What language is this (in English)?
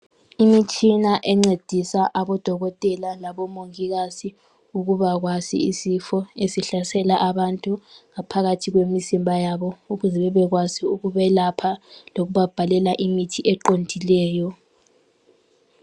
North Ndebele